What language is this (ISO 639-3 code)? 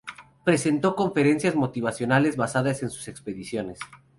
spa